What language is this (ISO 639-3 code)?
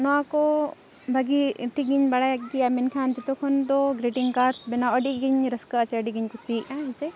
sat